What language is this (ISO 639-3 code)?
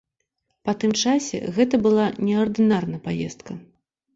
bel